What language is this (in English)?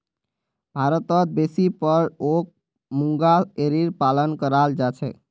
Magahi